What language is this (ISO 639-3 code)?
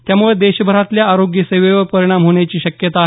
mar